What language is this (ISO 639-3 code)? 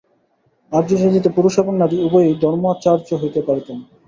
ben